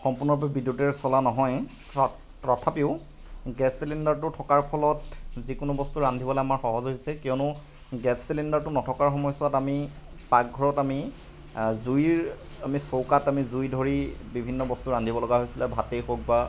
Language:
Assamese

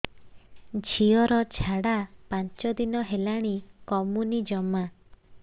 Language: Odia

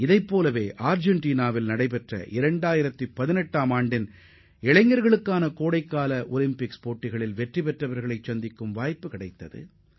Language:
Tamil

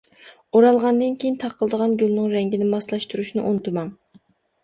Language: Uyghur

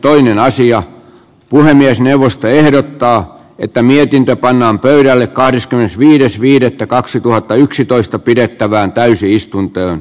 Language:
Finnish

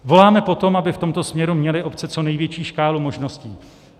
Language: Czech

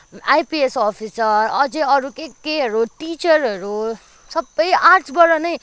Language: Nepali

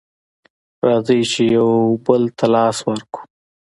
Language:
Pashto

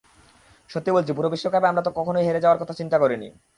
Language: Bangla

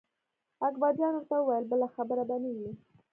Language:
Pashto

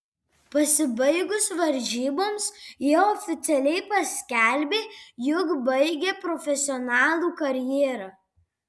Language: Lithuanian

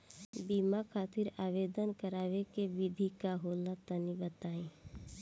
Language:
Bhojpuri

